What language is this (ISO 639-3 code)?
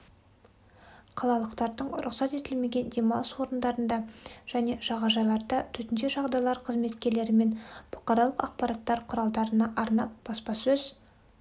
kaz